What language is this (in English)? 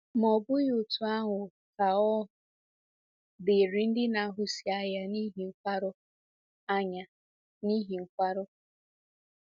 Igbo